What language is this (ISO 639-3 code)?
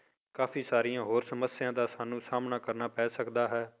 pan